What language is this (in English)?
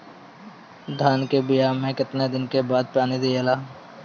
Bhojpuri